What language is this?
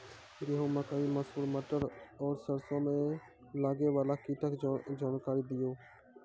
Maithili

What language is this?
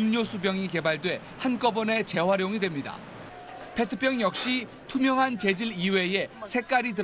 Korean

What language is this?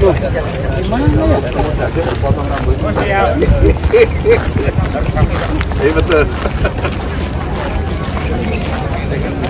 Indonesian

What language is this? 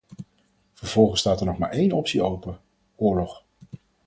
Dutch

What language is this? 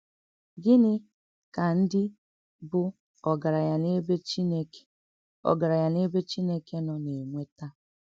Igbo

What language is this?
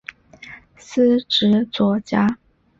Chinese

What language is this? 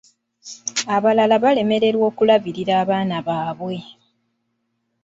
Ganda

